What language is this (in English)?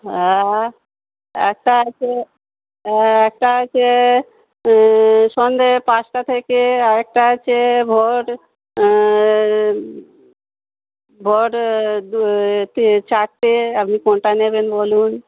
Bangla